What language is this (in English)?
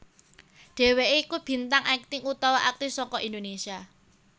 Javanese